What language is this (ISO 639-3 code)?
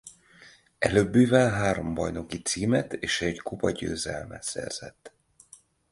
hun